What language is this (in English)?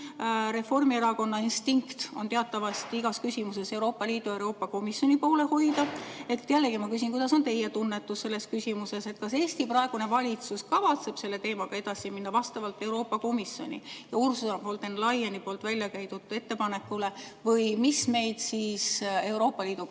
Estonian